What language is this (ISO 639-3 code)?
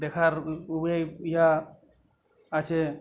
ben